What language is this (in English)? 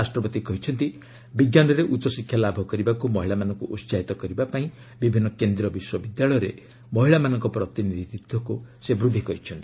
Odia